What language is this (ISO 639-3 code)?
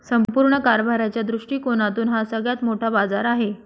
mar